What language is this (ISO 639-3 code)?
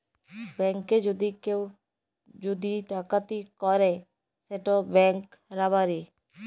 ben